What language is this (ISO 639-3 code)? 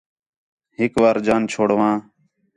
xhe